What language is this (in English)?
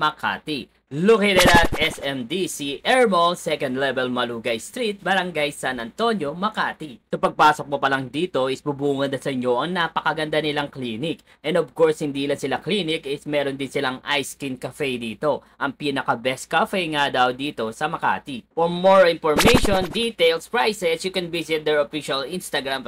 Filipino